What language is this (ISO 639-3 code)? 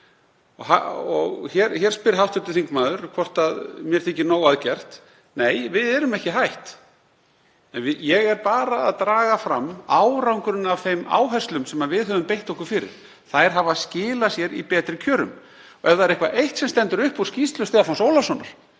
isl